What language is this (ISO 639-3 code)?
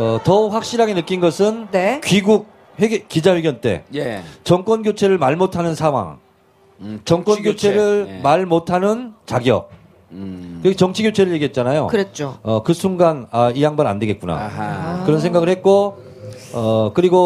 kor